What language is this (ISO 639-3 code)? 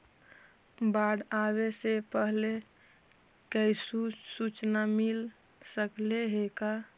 mag